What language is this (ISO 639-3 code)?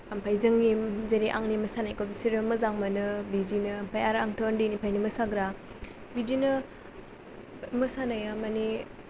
brx